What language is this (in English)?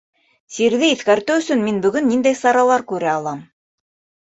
Bashkir